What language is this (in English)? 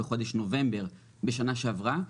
Hebrew